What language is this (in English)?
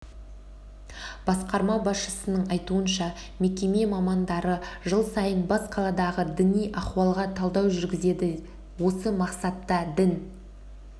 Kazakh